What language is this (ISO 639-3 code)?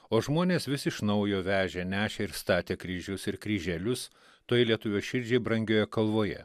lit